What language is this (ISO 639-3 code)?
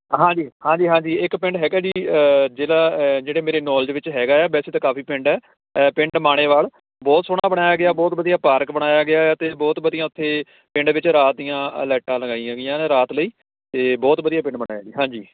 pan